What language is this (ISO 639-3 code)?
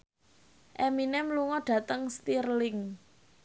jav